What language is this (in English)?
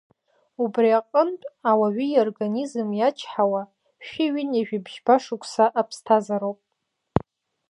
Abkhazian